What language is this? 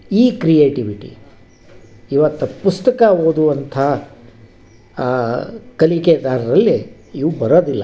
Kannada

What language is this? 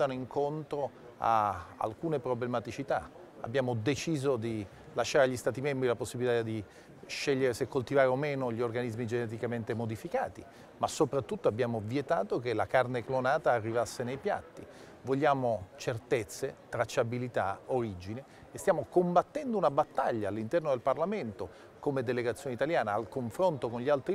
Italian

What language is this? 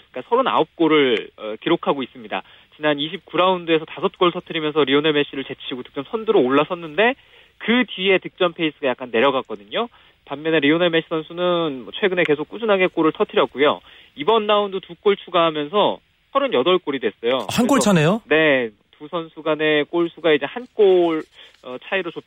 Korean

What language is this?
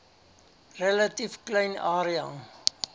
Afrikaans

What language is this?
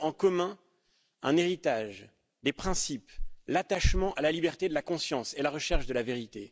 French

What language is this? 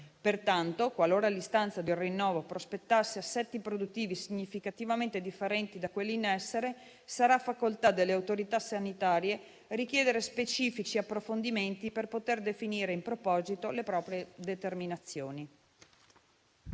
Italian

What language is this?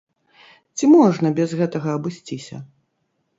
Belarusian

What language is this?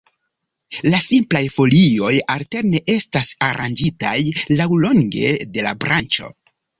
Esperanto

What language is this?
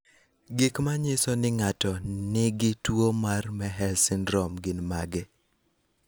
Luo (Kenya and Tanzania)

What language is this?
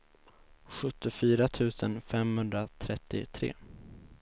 Swedish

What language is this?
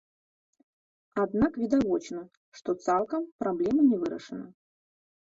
Belarusian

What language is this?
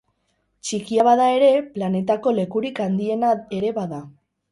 Basque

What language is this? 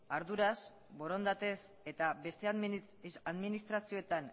Basque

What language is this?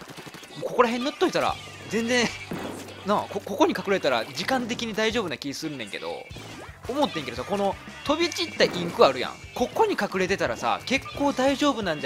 Japanese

